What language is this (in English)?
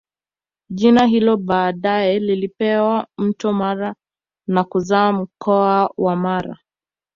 Swahili